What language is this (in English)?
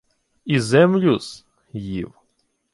Ukrainian